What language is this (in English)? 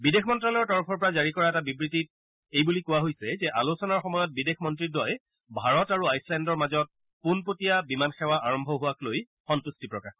Assamese